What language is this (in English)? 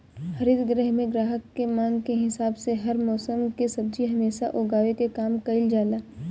Bhojpuri